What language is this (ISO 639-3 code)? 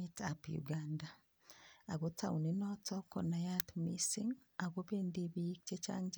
kln